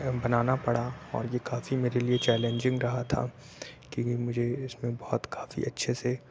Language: Urdu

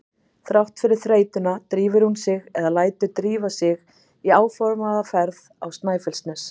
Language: Icelandic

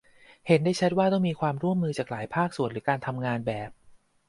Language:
Thai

